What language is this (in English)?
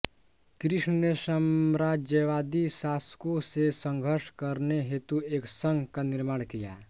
Hindi